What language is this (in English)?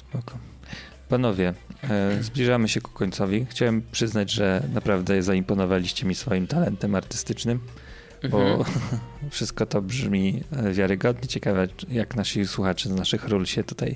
Polish